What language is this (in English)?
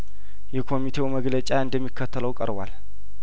Amharic